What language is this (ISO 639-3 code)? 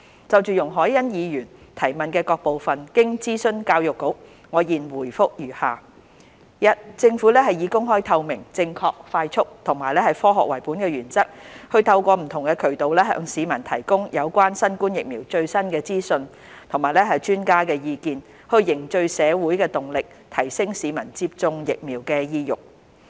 yue